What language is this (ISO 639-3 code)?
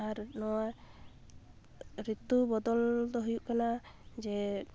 sat